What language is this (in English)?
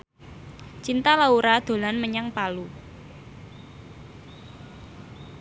Javanese